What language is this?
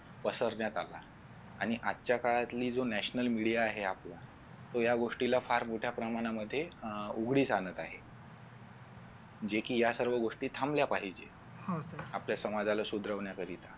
Marathi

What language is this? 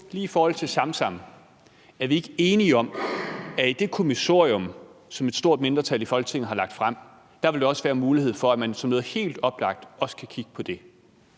Danish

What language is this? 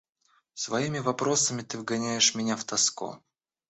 Russian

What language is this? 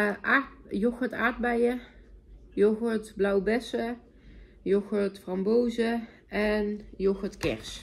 Dutch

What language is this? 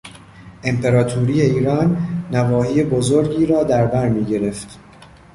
Persian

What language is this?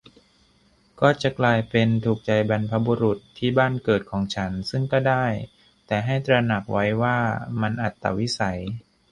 Thai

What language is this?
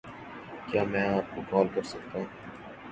Urdu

